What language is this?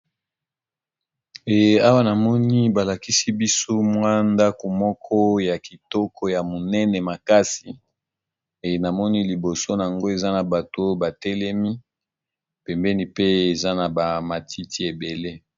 Lingala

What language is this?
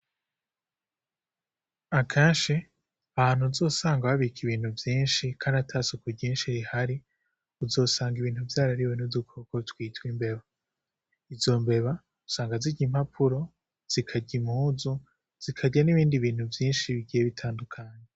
Rundi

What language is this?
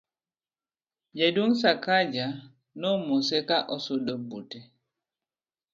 Luo (Kenya and Tanzania)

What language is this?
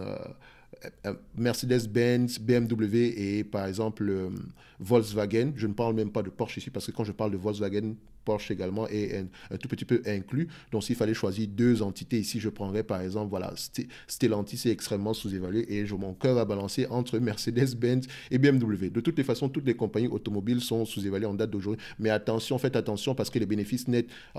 French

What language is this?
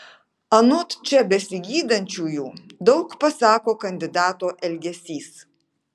Lithuanian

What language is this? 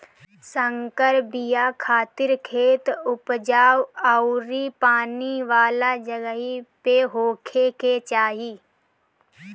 Bhojpuri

